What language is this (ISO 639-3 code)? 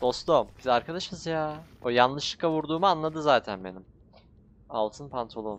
tur